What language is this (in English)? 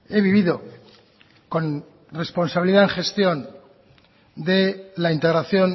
Spanish